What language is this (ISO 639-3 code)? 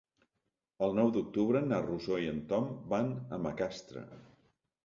cat